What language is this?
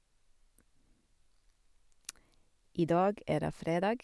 Norwegian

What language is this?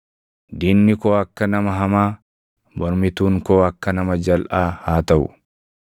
Oromo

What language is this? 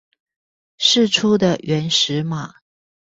Chinese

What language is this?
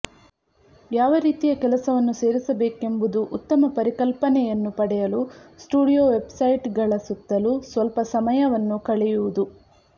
Kannada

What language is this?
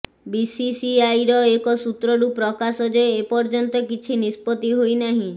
Odia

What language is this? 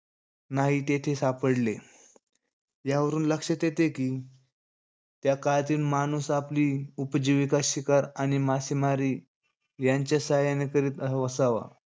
Marathi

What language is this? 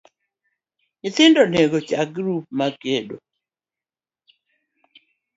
Luo (Kenya and Tanzania)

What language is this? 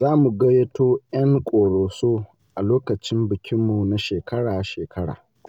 Hausa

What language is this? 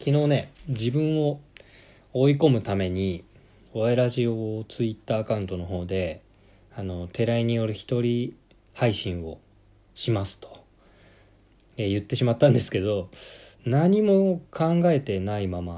Japanese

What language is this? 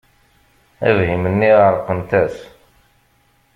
Kabyle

